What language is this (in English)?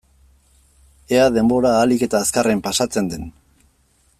Basque